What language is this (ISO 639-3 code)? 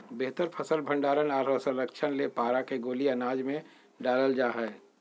mag